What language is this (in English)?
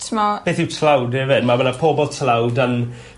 Welsh